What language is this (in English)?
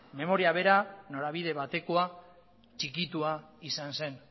Basque